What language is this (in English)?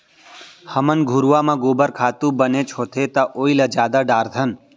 Chhattisgarhi